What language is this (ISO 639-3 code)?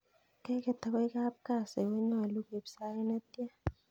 kln